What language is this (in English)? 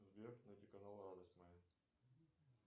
Russian